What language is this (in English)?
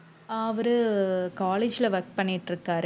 Tamil